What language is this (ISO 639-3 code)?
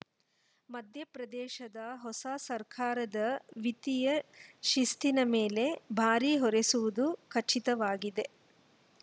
kan